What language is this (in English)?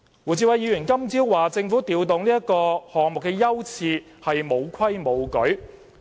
Cantonese